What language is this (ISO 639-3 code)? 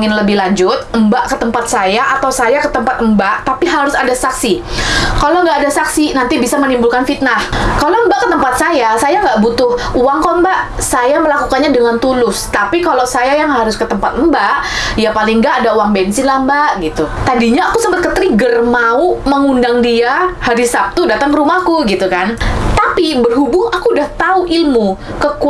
ind